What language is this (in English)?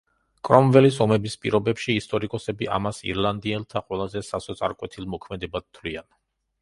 Georgian